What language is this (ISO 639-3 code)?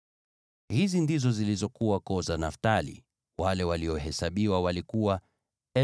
swa